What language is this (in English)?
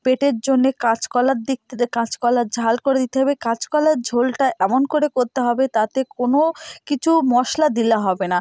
Bangla